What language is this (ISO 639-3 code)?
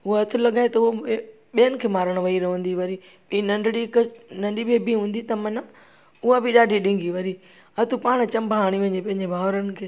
snd